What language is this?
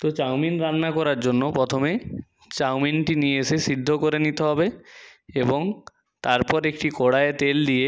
Bangla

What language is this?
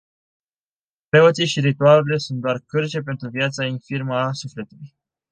Romanian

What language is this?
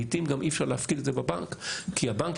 Hebrew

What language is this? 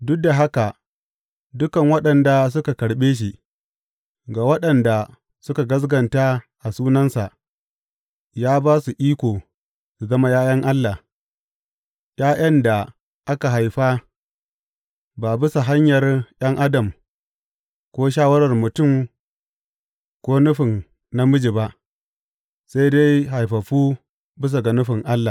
Hausa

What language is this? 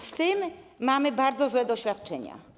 Polish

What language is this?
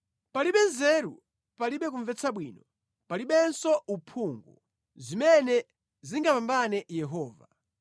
Nyanja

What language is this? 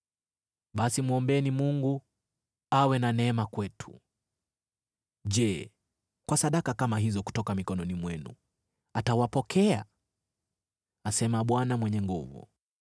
Swahili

